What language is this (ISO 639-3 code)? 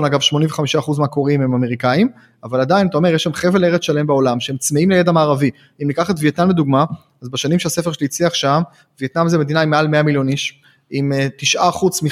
heb